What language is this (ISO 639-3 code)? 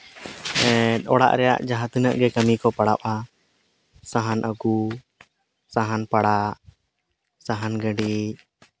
sat